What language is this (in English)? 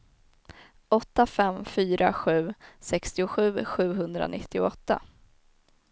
Swedish